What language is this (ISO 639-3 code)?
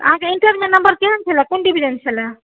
mai